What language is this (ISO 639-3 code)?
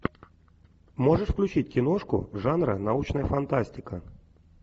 rus